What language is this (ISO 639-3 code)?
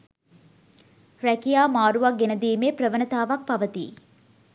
sin